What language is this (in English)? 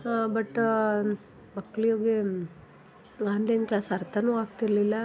Kannada